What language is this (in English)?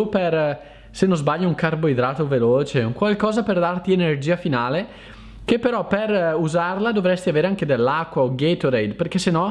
Italian